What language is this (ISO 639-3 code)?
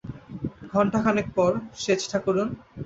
ben